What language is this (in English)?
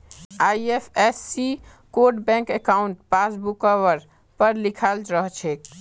Magahi